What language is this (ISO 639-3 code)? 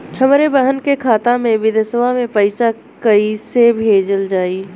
bho